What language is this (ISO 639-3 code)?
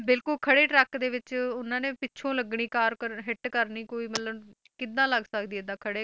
pan